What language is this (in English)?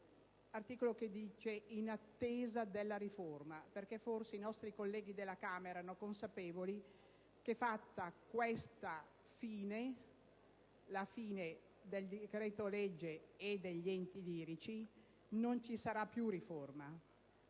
Italian